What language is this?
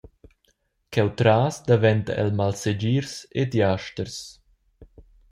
Romansh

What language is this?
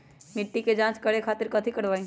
Magahi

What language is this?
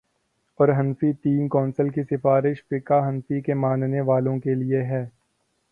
Urdu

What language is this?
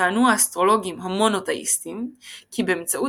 Hebrew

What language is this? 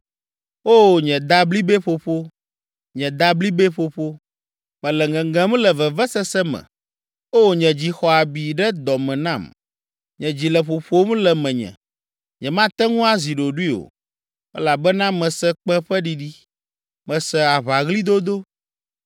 Ewe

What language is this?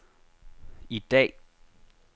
Danish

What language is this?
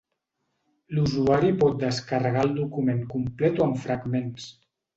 Catalan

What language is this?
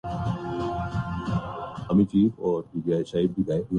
Urdu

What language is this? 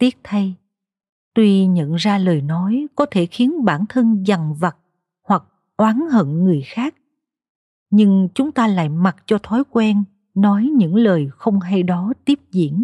Vietnamese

